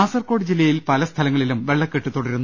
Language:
Malayalam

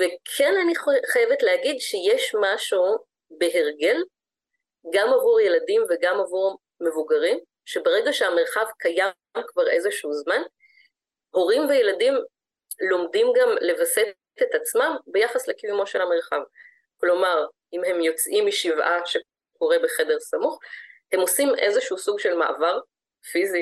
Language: Hebrew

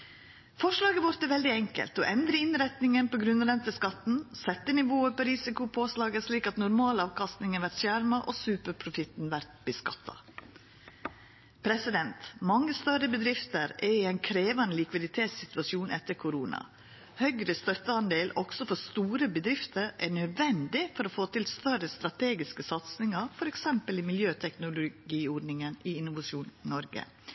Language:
Norwegian Nynorsk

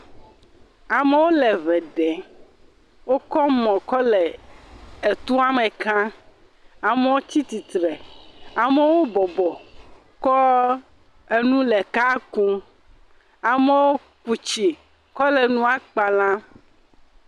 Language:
Ewe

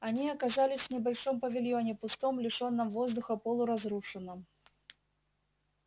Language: Russian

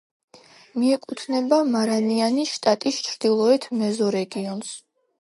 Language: Georgian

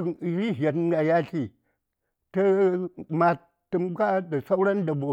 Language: Saya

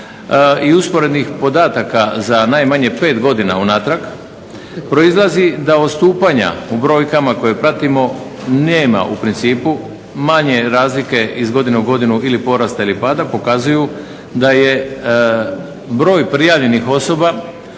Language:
Croatian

